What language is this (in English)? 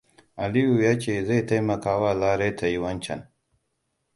Hausa